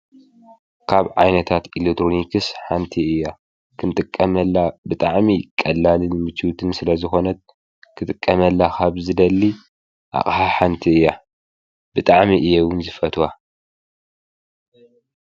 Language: Tigrinya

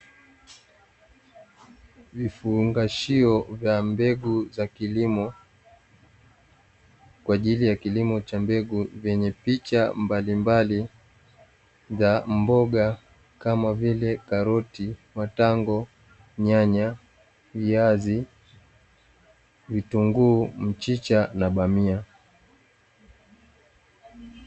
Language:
Swahili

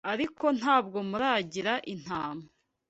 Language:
Kinyarwanda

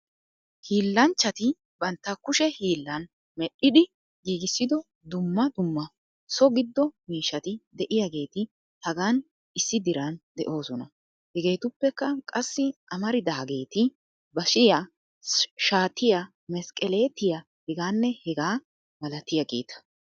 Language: Wolaytta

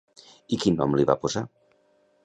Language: Catalan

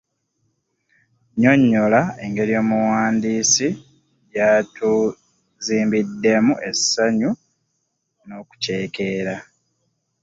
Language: Ganda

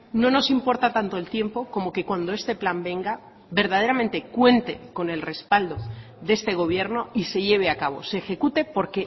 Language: Spanish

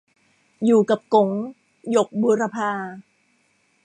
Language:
Thai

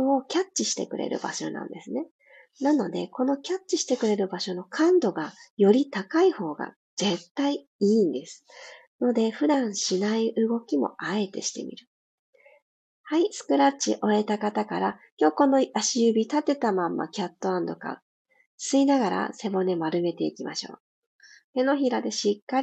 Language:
Japanese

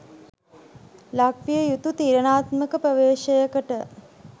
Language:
Sinhala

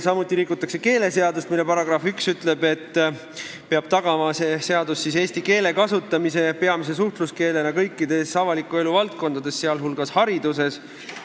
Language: Estonian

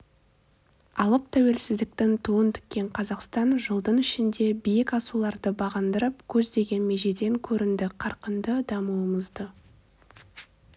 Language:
Kazakh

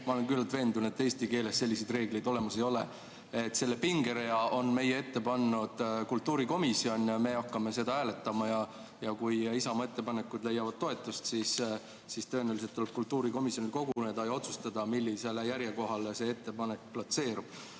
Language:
Estonian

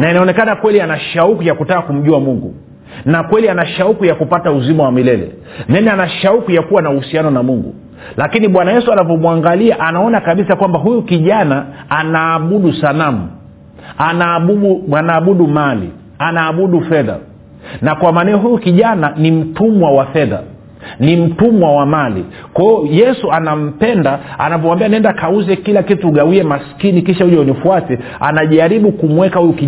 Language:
Swahili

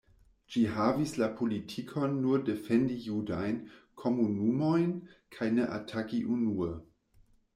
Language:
Esperanto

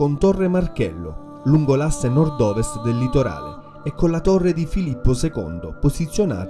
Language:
Italian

